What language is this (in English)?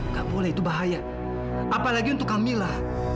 Indonesian